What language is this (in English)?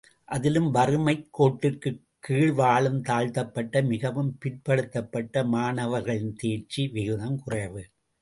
Tamil